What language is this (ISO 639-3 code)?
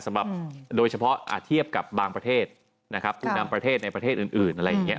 tha